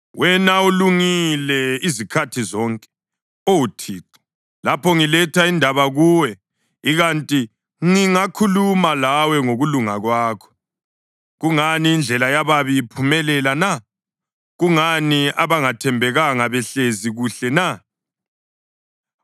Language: North Ndebele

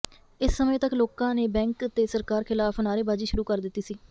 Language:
Punjabi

